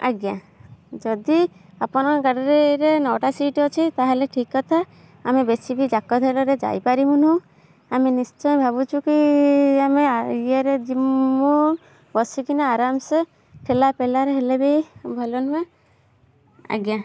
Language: Odia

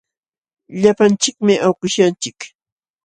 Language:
Jauja Wanca Quechua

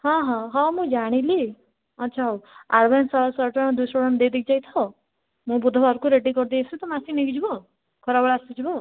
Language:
Odia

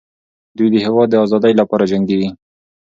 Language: Pashto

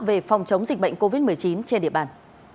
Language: Vietnamese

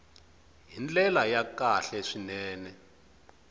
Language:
Tsonga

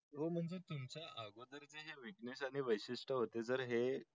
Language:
Marathi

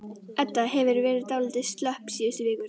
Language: Icelandic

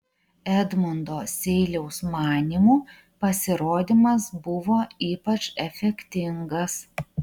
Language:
Lithuanian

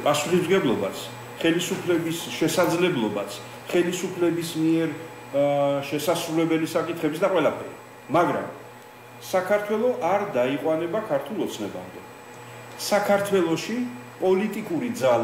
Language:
Romanian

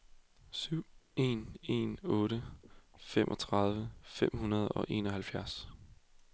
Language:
Danish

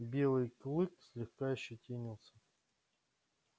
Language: Russian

